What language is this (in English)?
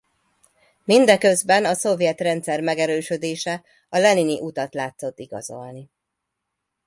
Hungarian